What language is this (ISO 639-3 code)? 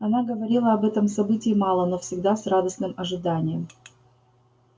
rus